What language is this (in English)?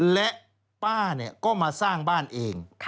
Thai